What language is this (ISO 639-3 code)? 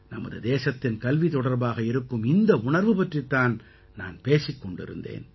tam